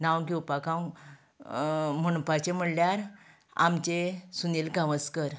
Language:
Konkani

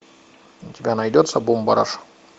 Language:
Russian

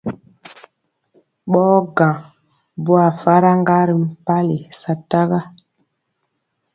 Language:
Mpiemo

